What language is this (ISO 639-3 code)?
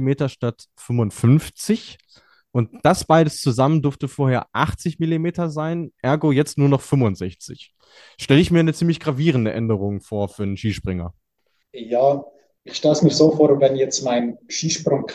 deu